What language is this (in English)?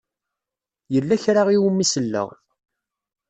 Kabyle